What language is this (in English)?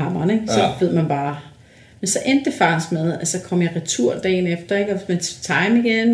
Danish